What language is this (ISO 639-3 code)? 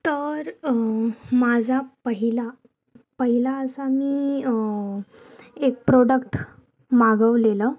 mar